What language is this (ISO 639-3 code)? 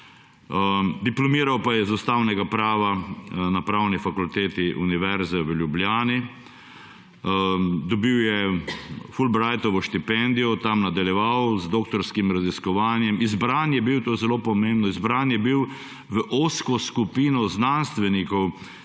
slv